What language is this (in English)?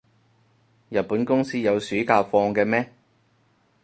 Cantonese